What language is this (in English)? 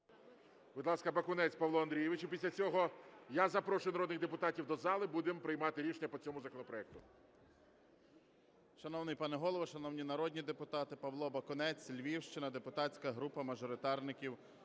Ukrainian